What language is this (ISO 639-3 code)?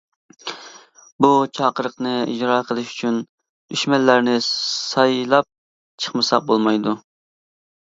uig